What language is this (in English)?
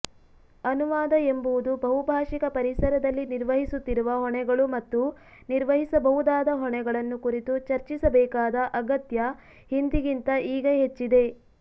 Kannada